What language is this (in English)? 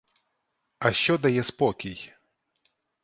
Ukrainian